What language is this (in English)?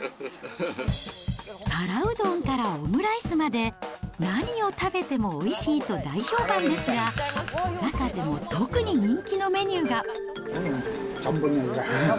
Japanese